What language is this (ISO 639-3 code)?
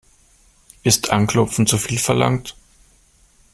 deu